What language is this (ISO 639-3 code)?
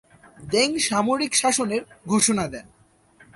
ben